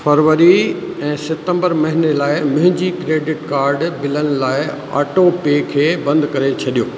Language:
Sindhi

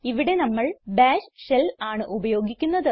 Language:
Malayalam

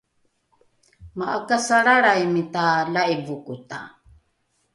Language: Rukai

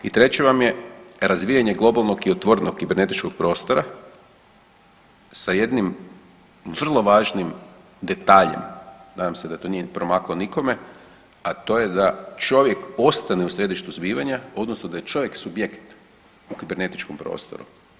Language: Croatian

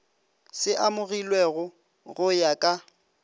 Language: Northern Sotho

